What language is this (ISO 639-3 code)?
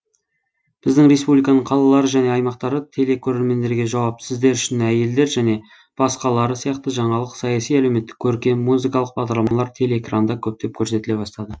kaz